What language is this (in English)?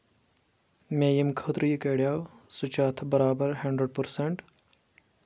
Kashmiri